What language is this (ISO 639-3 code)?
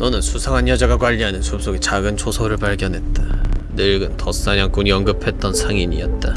kor